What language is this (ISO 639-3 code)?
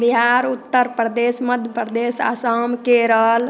hin